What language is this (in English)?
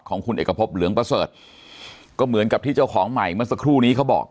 Thai